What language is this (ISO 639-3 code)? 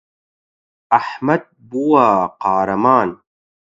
ckb